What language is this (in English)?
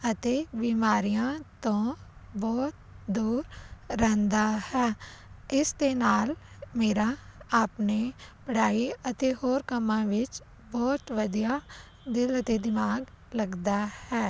Punjabi